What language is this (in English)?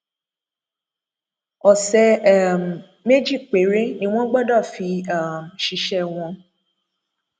Yoruba